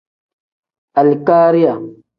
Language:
Tem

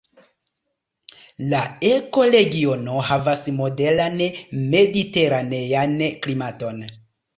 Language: Esperanto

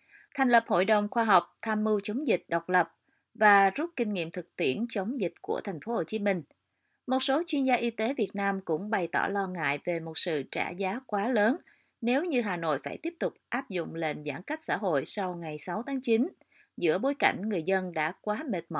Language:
Vietnamese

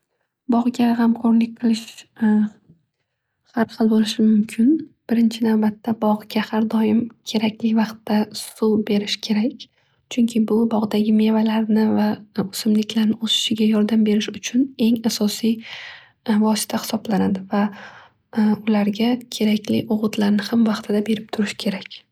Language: Uzbek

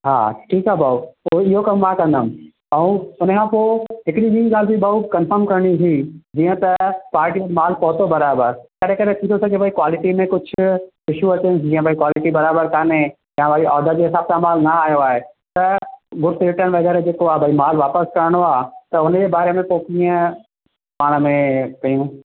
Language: Sindhi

